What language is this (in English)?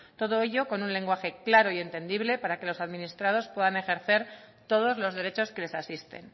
Spanish